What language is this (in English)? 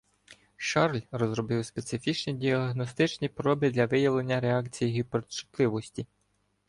Ukrainian